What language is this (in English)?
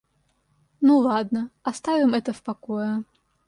Russian